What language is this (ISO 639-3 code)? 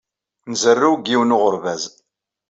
kab